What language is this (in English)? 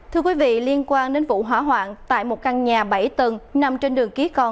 Vietnamese